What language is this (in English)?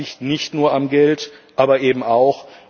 German